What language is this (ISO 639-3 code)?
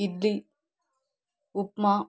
tel